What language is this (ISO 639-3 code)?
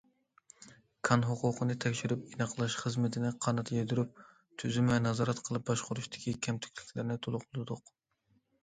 uig